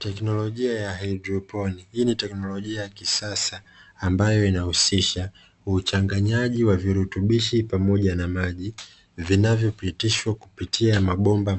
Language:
Swahili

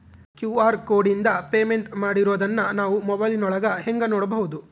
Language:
Kannada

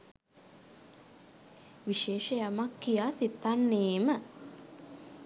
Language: Sinhala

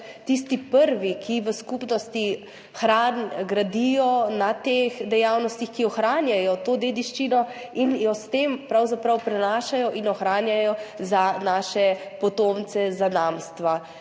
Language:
Slovenian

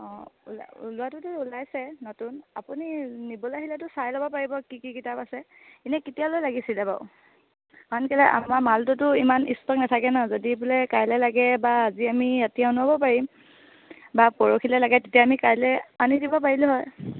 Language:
Assamese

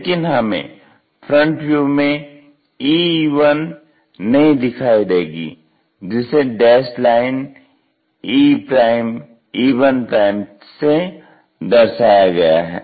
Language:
Hindi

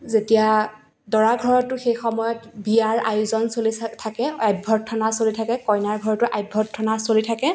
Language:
Assamese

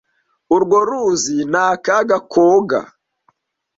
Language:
Kinyarwanda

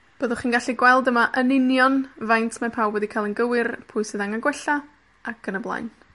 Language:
Welsh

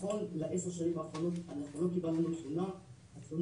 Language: Hebrew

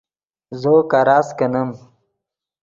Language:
Yidgha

